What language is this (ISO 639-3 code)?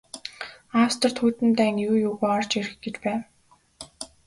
mon